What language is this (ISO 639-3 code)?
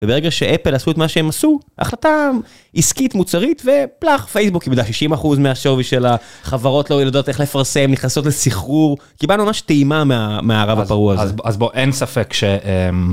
heb